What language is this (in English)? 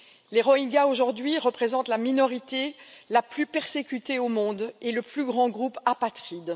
French